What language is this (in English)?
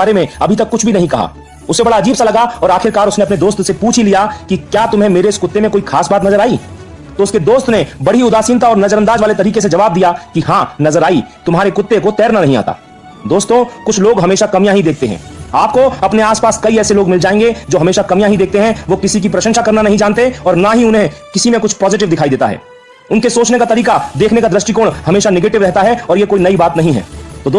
Hindi